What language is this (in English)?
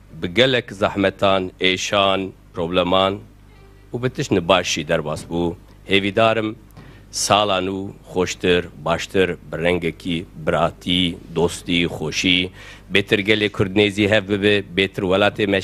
Arabic